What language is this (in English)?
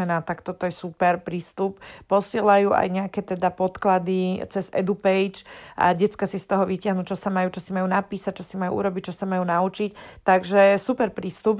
Slovak